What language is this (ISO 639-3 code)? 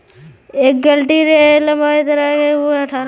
mag